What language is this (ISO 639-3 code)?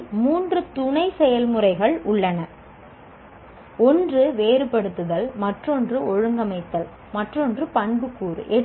tam